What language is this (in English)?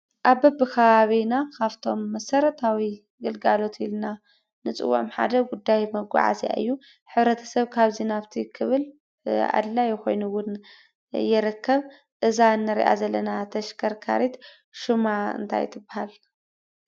Tigrinya